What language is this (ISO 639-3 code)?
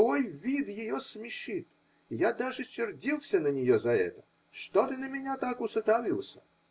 rus